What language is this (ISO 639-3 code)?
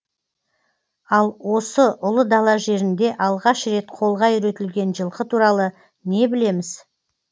kaz